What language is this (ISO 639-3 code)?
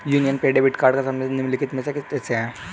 hin